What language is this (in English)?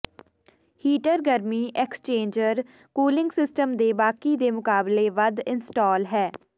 Punjabi